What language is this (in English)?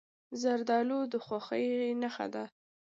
Pashto